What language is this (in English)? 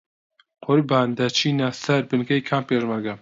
Central Kurdish